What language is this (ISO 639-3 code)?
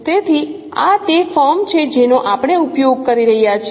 guj